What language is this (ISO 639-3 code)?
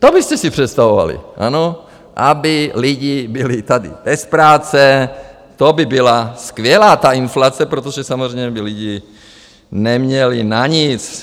ces